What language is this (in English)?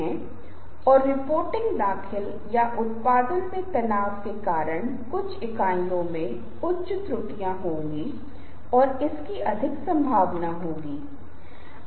Hindi